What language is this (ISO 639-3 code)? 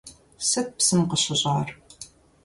kbd